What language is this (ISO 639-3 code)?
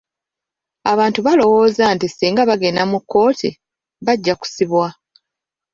lug